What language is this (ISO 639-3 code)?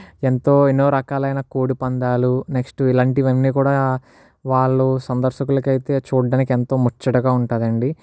tel